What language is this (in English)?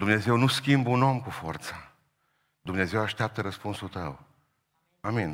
Romanian